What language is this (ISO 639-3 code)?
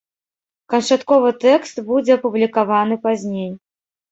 bel